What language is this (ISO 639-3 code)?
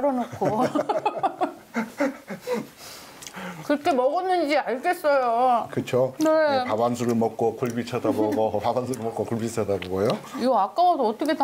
kor